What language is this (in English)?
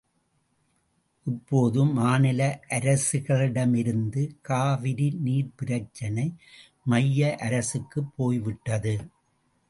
Tamil